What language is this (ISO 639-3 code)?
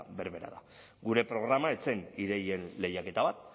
eus